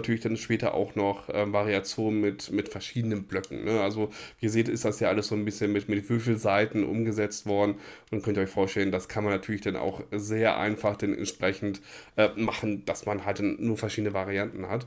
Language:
German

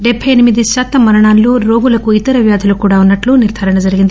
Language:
Telugu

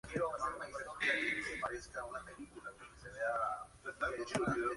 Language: Spanish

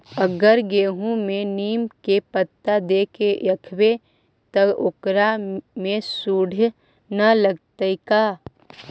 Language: Magahi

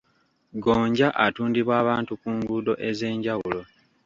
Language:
Ganda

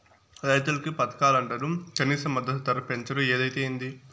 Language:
Telugu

